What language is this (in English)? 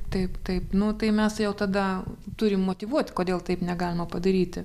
Lithuanian